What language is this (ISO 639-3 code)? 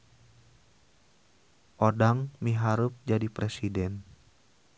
sun